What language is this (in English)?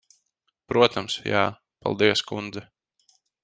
Latvian